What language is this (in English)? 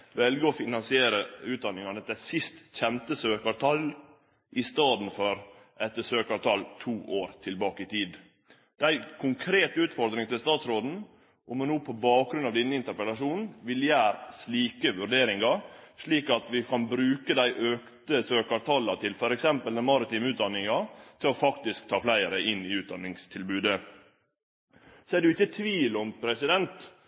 Norwegian Nynorsk